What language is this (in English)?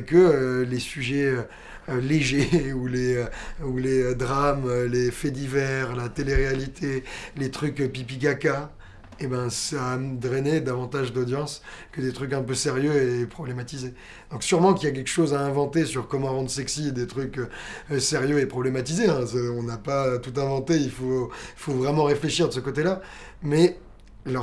French